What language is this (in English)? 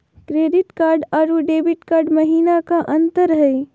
Magahi